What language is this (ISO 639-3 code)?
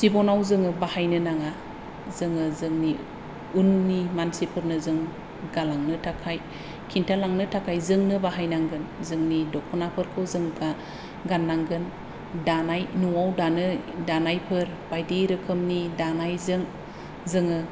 brx